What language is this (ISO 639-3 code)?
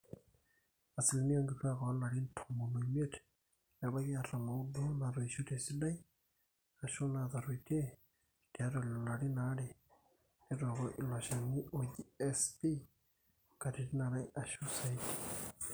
mas